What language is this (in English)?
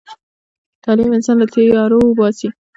Pashto